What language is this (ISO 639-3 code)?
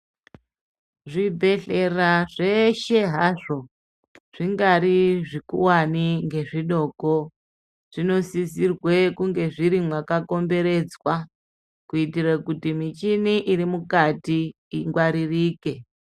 ndc